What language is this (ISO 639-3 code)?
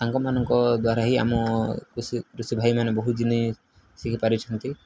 ori